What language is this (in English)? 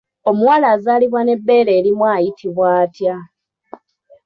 Ganda